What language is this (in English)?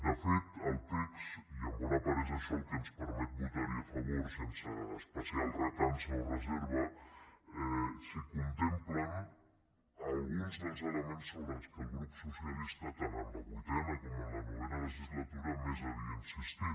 Catalan